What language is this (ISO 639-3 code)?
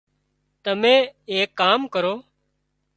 kxp